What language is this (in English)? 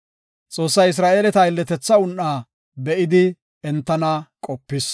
Gofa